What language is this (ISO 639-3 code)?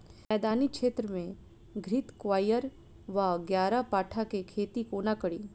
mai